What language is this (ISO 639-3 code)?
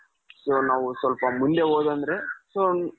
kan